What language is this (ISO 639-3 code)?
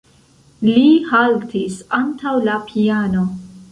epo